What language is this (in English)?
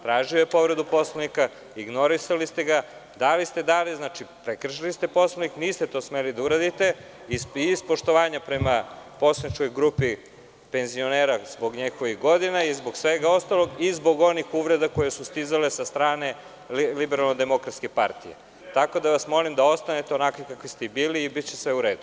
Serbian